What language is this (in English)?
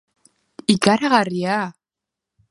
Basque